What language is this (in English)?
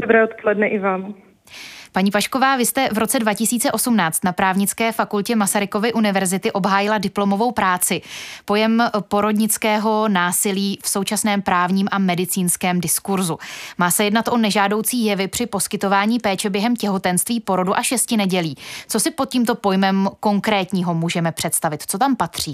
Czech